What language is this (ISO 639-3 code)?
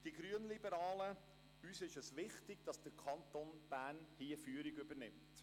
gsw